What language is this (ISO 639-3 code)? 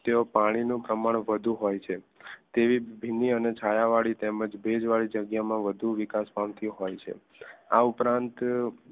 guj